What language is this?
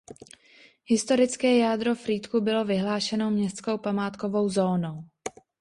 Czech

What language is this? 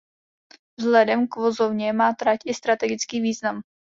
Czech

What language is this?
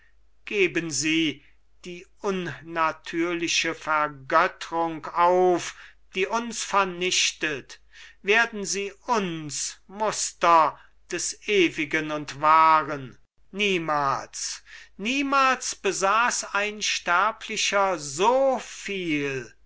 German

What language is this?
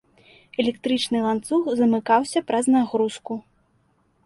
Belarusian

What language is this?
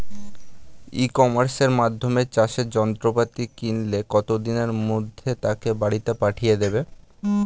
Bangla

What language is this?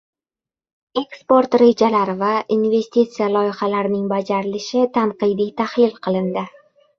Uzbek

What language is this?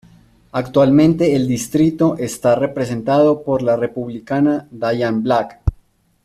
Spanish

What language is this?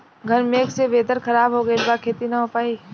Bhojpuri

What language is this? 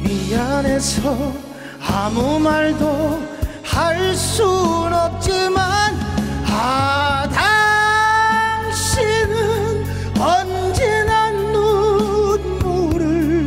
Korean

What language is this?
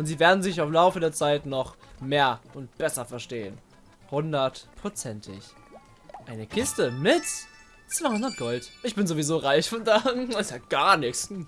German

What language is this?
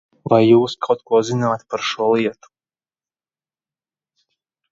Latvian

